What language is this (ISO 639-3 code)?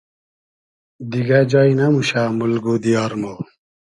haz